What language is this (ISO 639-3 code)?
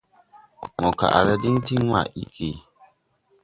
tui